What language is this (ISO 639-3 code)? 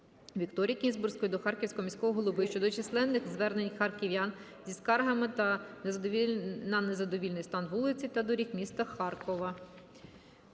ukr